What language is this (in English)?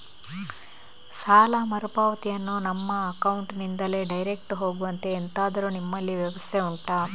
Kannada